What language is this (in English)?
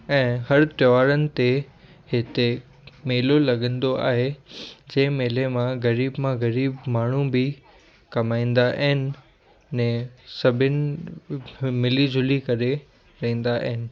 Sindhi